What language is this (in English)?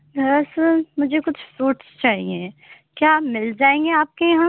Urdu